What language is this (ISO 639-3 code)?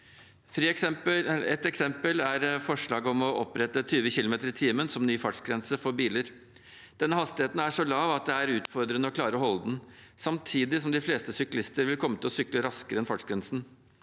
nor